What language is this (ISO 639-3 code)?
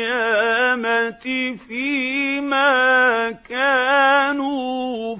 ara